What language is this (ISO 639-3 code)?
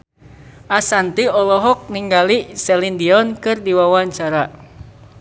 sun